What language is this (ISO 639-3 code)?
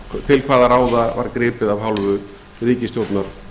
isl